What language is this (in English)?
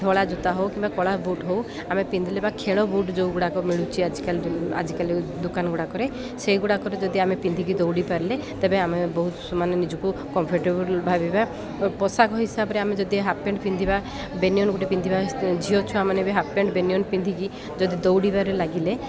Odia